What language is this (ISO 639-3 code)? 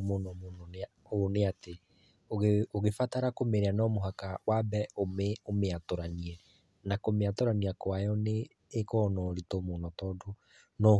kik